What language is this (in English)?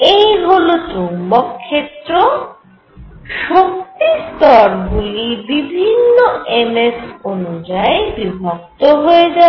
Bangla